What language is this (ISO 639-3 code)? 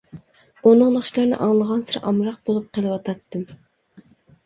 uig